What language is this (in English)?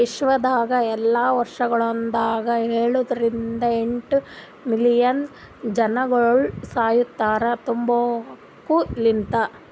Kannada